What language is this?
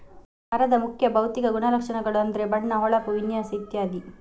Kannada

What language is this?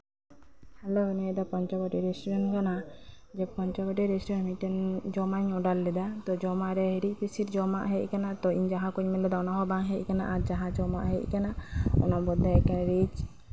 Santali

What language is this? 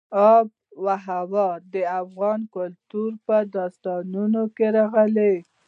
Pashto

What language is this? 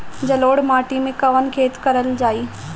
Bhojpuri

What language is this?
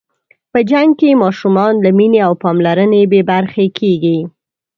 Pashto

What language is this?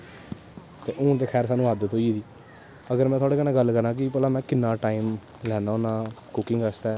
Dogri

